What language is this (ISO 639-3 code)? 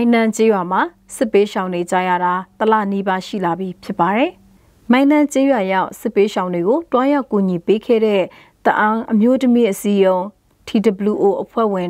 tha